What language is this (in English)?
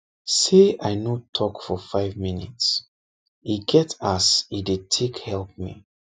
Nigerian Pidgin